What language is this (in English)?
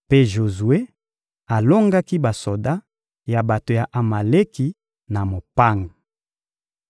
Lingala